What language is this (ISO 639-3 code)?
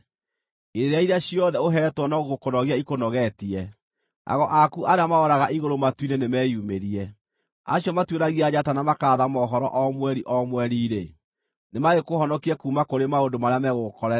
kik